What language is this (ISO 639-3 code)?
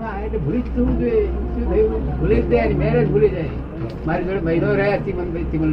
guj